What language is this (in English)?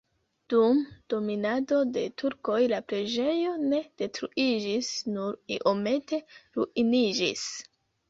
Esperanto